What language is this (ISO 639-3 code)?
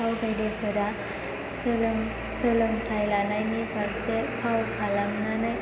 brx